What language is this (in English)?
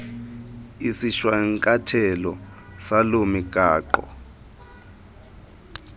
Xhosa